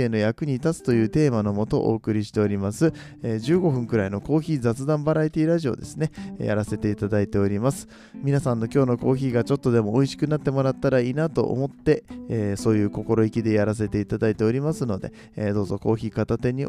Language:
Japanese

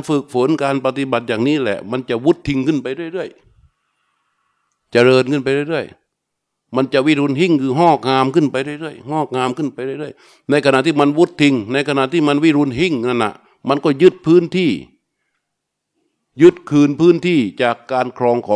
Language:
Thai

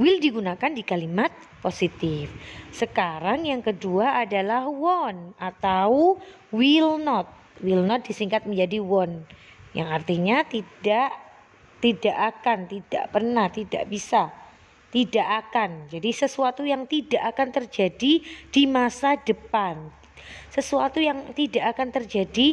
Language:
Indonesian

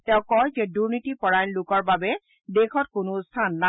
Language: Assamese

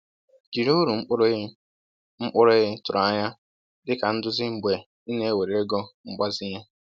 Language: Igbo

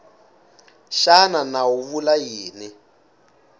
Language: Tsonga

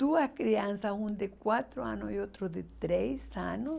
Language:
Portuguese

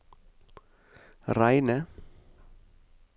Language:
Norwegian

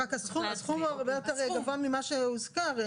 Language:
Hebrew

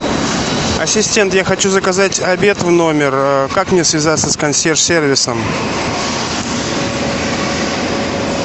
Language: Russian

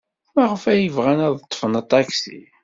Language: Kabyle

